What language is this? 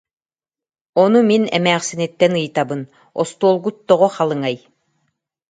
Yakut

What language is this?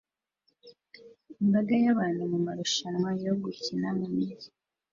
Kinyarwanda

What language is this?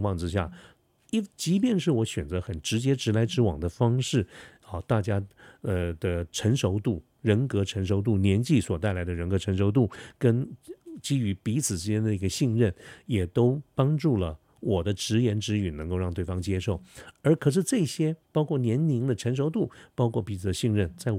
Chinese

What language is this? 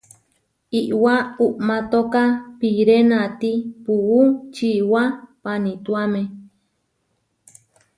Huarijio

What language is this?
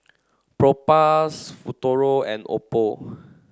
English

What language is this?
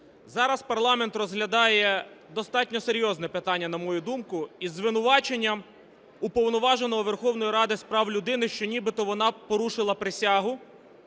Ukrainian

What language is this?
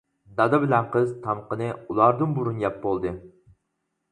Uyghur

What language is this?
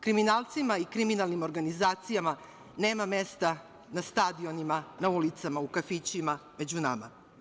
Serbian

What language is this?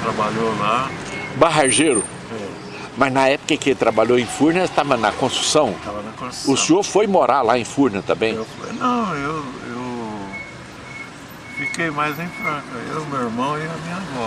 Portuguese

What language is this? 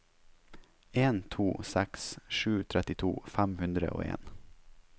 Norwegian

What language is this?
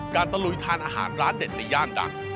Thai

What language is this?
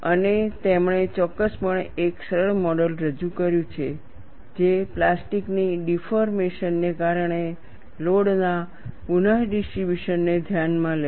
Gujarati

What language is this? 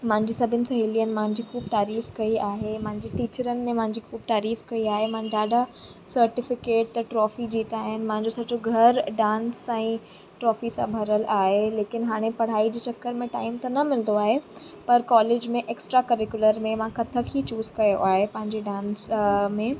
Sindhi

